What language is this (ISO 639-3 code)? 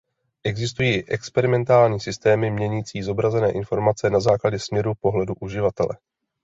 ces